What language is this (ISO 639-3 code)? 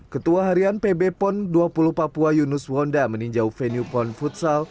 ind